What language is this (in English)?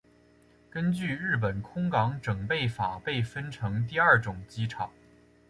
Chinese